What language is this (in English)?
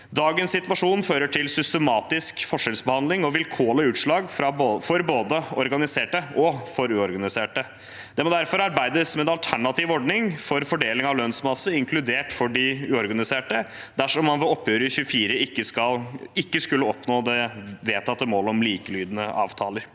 Norwegian